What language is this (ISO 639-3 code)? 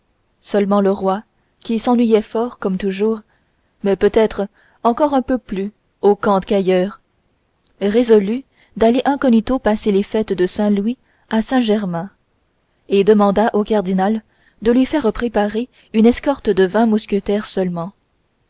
fra